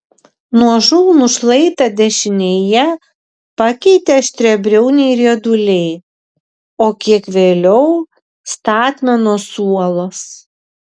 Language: Lithuanian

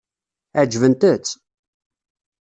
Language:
Kabyle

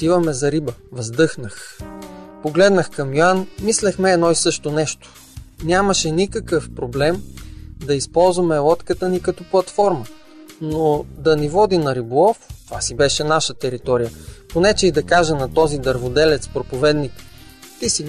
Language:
Bulgarian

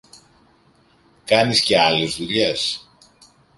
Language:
Greek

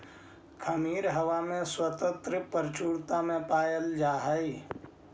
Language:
Magahi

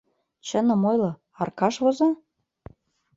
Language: Mari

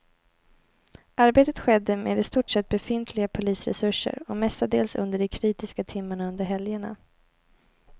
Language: Swedish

